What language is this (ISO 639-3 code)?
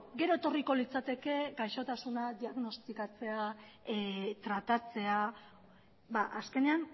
eus